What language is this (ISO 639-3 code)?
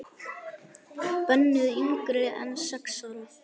isl